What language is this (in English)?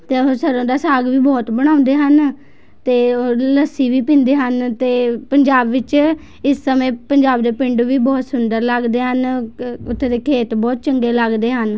Punjabi